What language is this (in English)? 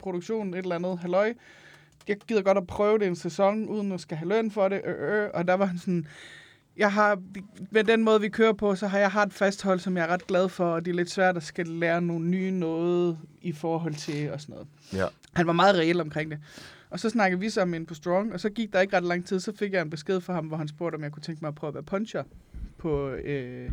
Danish